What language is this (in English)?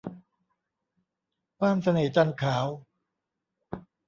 Thai